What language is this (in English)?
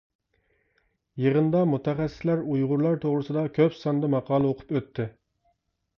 Uyghur